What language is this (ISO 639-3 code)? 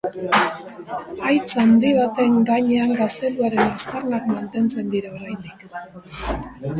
eus